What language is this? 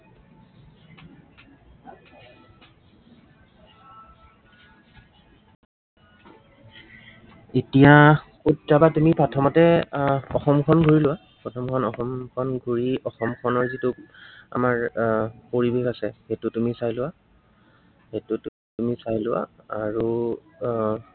Assamese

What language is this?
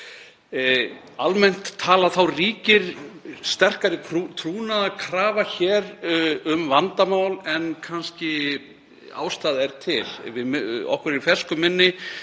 Icelandic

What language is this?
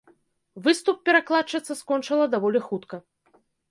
Belarusian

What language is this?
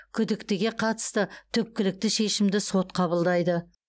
Kazakh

